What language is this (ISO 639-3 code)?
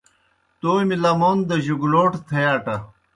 plk